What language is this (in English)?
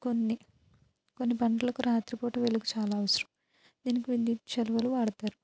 Telugu